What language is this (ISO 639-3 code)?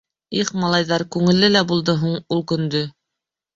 bak